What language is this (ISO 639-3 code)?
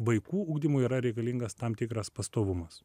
lit